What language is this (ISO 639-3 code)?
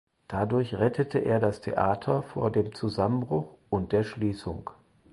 deu